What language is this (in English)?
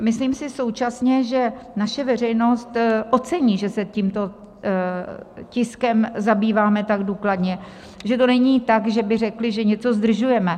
Czech